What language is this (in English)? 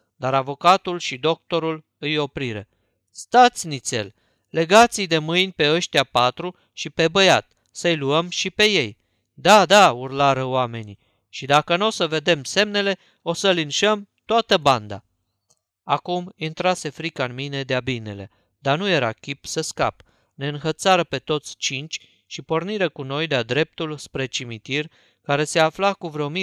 Romanian